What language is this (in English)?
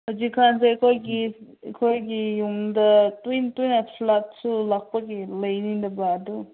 Manipuri